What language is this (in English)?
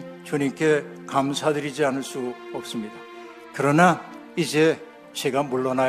Korean